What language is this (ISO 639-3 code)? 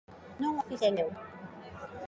glg